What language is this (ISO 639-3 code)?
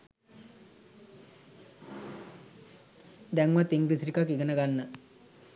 sin